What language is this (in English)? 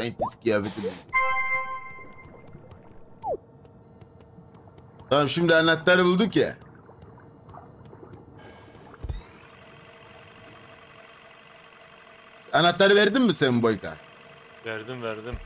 Turkish